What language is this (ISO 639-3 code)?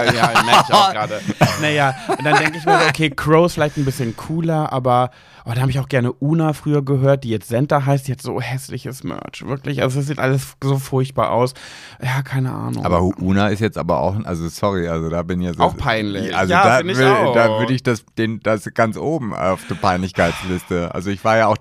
deu